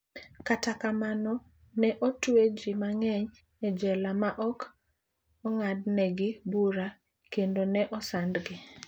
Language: Luo (Kenya and Tanzania)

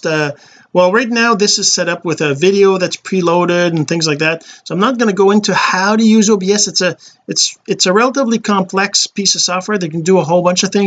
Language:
English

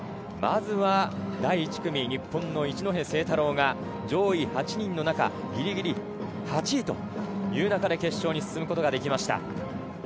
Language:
Japanese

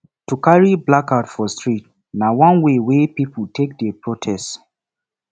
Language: Nigerian Pidgin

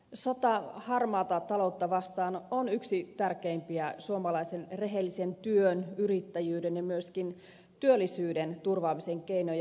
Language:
Finnish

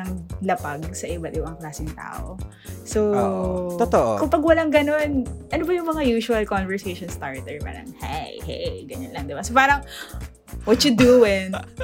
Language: Filipino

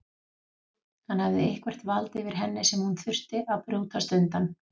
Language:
Icelandic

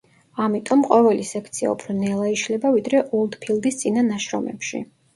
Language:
Georgian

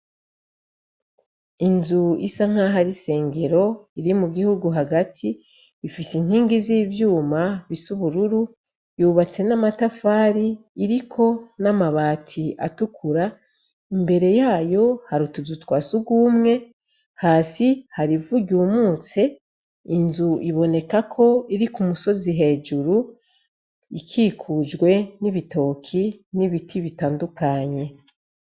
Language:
Rundi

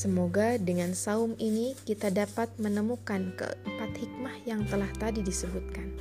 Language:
Indonesian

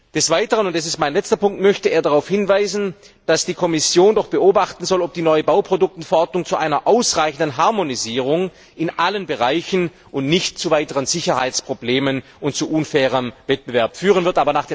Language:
German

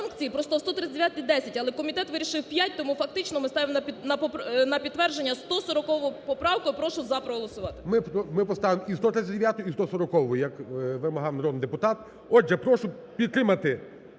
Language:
Ukrainian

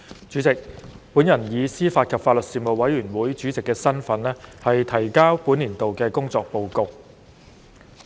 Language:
Cantonese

